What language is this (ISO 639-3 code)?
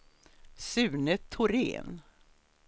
swe